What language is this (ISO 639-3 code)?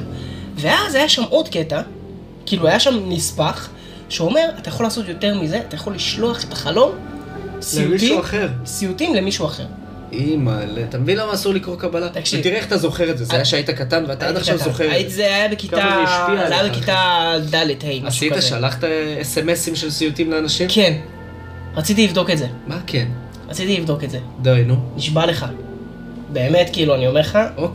heb